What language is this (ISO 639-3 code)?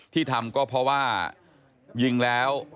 tha